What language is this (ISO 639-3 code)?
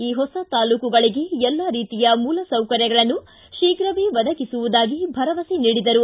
kan